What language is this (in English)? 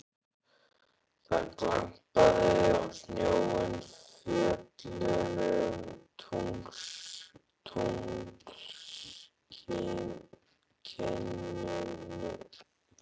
Icelandic